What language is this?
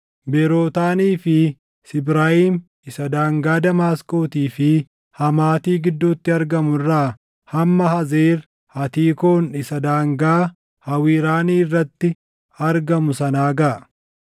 Oromo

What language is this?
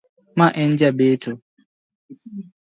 Luo (Kenya and Tanzania)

